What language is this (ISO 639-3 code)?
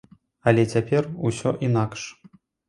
bel